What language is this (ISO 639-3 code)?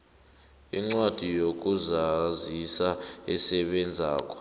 nbl